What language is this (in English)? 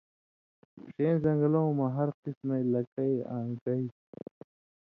Indus Kohistani